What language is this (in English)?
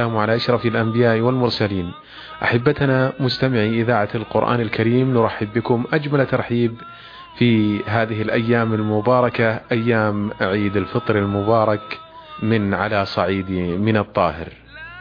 Arabic